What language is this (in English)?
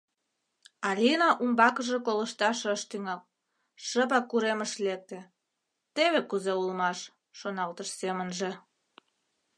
Mari